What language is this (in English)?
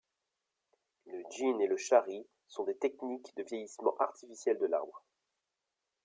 French